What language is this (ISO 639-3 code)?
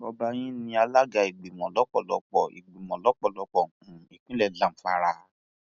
yor